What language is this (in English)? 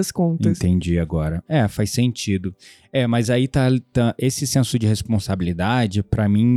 Portuguese